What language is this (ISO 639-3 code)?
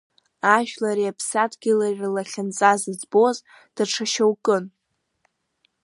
abk